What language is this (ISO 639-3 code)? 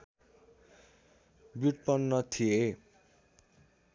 nep